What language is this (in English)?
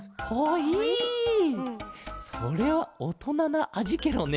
Japanese